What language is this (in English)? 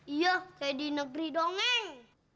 Indonesian